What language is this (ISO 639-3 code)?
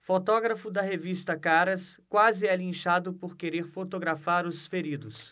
por